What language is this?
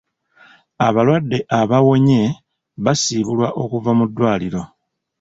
Ganda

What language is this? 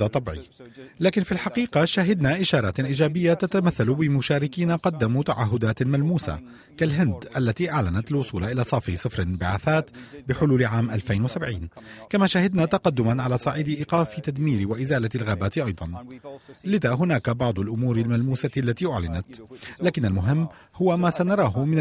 Arabic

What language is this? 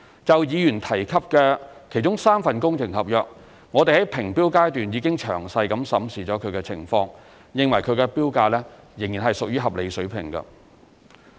Cantonese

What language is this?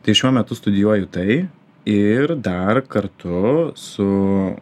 Lithuanian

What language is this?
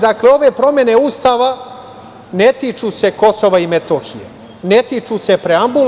Serbian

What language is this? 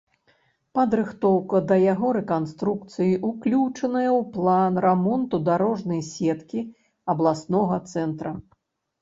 Belarusian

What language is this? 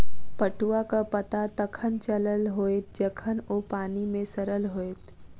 Maithili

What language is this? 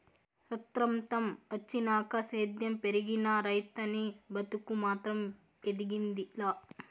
Telugu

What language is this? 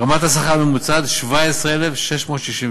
Hebrew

